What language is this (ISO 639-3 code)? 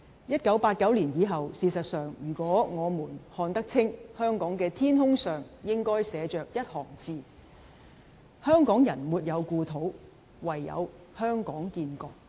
yue